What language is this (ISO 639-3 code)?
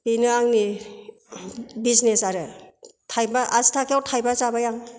brx